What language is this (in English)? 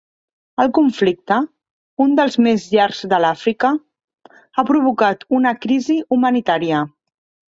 Catalan